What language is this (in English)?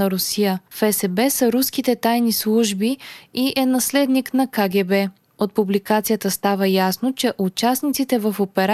Bulgarian